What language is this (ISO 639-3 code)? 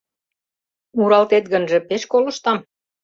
chm